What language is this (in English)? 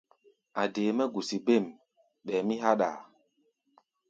Gbaya